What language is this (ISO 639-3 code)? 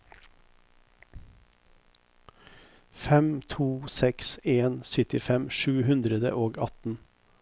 nor